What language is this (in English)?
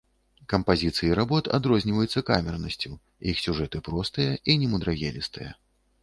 Belarusian